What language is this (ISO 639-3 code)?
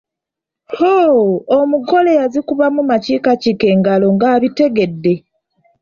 lug